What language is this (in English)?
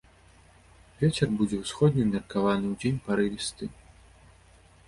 Belarusian